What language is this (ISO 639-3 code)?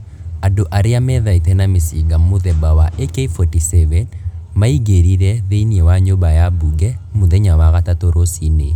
kik